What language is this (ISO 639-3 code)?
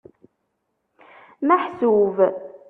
kab